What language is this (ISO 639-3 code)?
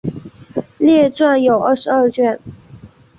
zho